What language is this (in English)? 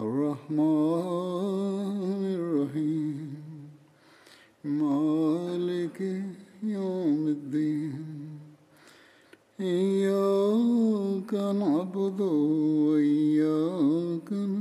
Bulgarian